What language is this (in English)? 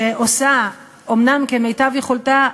Hebrew